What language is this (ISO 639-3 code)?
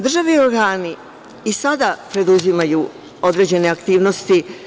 srp